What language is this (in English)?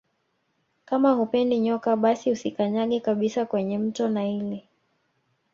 Swahili